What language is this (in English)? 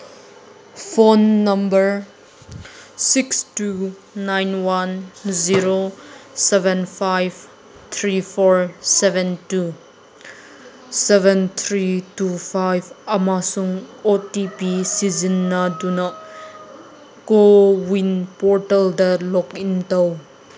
Manipuri